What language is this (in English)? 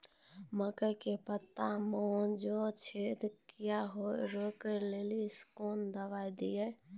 Maithili